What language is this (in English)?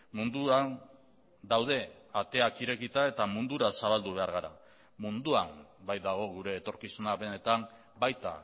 Basque